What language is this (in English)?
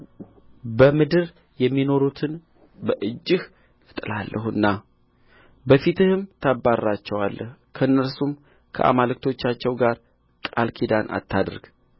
Amharic